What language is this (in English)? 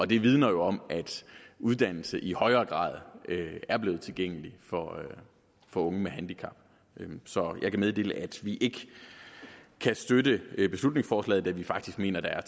Danish